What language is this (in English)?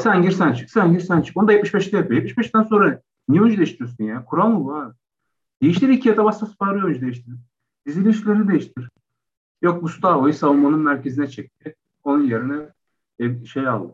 Turkish